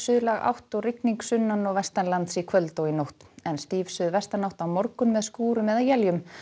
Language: Icelandic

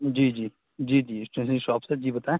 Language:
Urdu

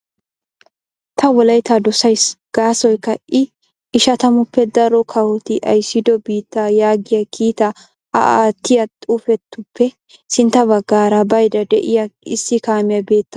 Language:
Wolaytta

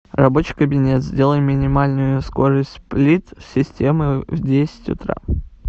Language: Russian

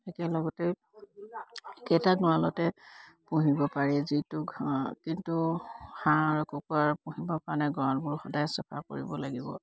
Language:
Assamese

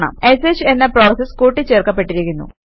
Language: Malayalam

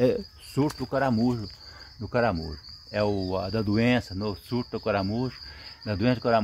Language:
Portuguese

